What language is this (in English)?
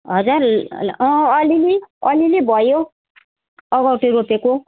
Nepali